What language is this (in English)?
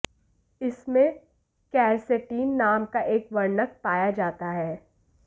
Hindi